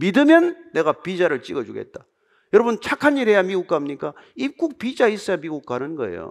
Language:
Korean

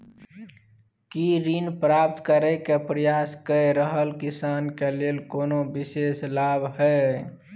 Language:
Maithili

